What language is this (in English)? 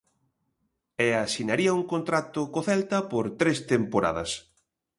Galician